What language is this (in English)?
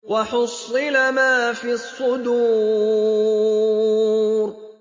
Arabic